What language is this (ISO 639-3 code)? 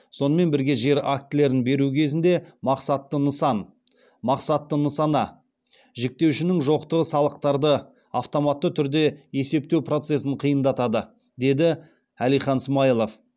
kaz